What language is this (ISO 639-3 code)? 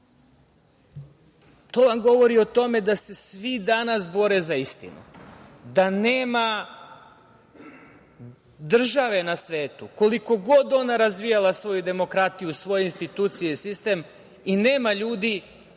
srp